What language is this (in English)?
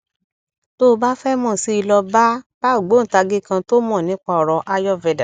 Yoruba